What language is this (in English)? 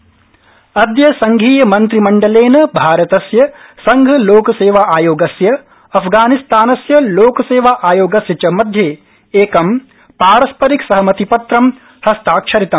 Sanskrit